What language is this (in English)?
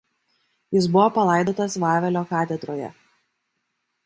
Lithuanian